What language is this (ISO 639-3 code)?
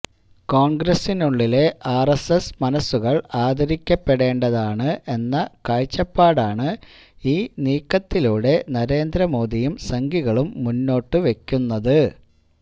mal